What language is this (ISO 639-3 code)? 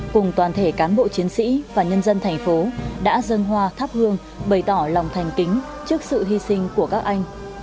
vie